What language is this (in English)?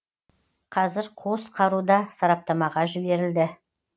Kazakh